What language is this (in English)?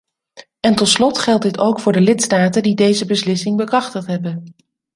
Dutch